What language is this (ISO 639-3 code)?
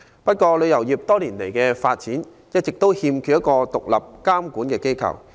yue